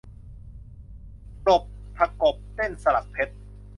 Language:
Thai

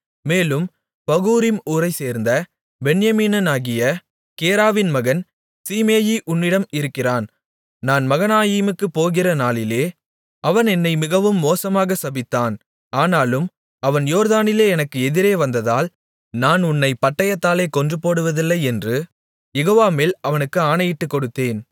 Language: Tamil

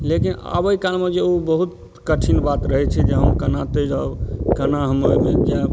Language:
Maithili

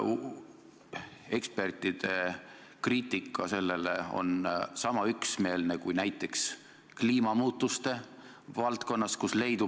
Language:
Estonian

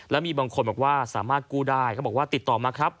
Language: Thai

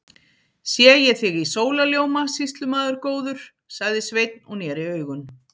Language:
Icelandic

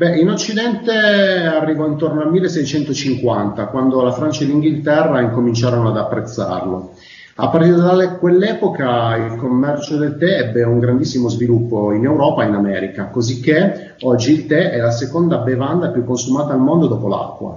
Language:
Italian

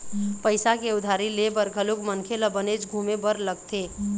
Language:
Chhattisgarhi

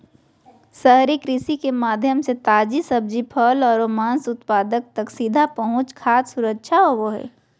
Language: Magahi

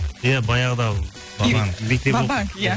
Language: Kazakh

